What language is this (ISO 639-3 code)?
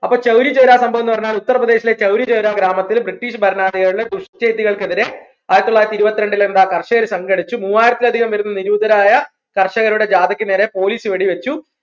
mal